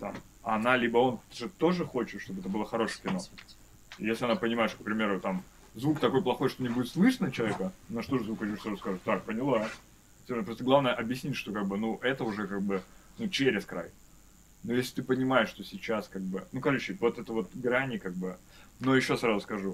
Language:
Russian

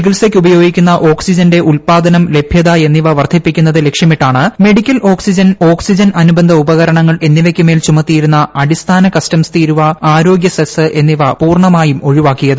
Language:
Malayalam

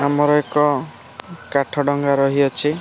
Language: Odia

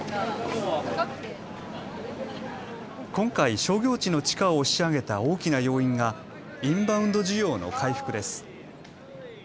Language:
Japanese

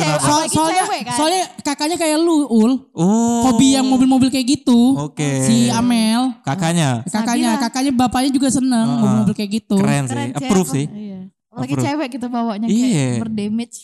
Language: Indonesian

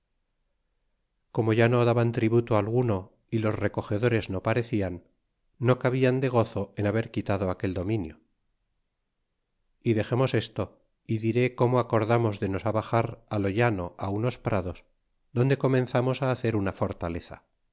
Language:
Spanish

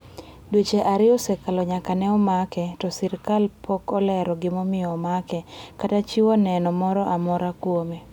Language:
Luo (Kenya and Tanzania)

